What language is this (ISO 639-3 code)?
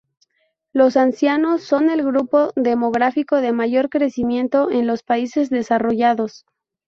spa